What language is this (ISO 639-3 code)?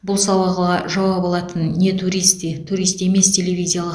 kaz